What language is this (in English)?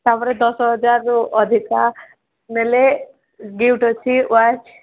Odia